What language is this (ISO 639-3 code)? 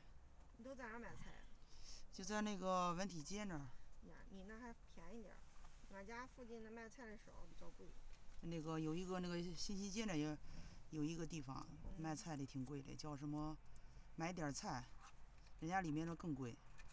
zho